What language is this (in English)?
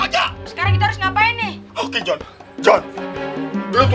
Indonesian